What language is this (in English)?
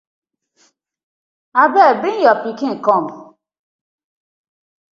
Nigerian Pidgin